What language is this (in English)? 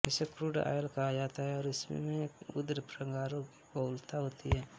Hindi